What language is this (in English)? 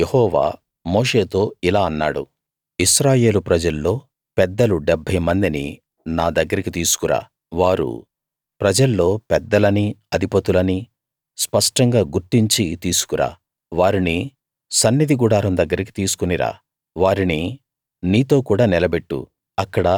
Telugu